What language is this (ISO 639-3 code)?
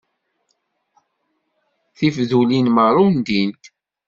kab